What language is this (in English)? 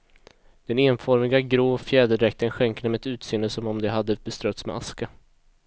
Swedish